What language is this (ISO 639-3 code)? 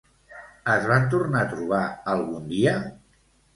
cat